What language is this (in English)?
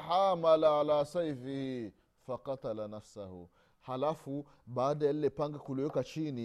Swahili